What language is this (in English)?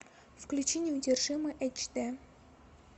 Russian